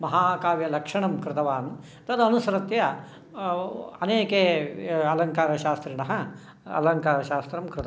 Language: Sanskrit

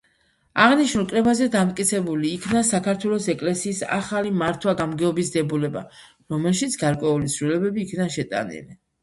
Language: Georgian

